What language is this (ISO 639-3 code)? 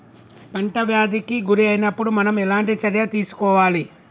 tel